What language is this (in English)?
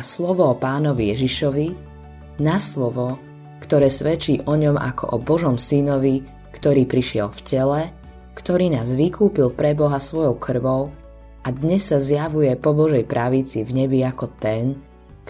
Slovak